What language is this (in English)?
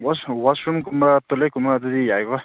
Manipuri